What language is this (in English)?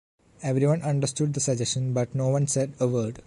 English